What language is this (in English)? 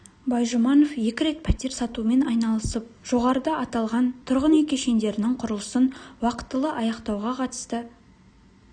Kazakh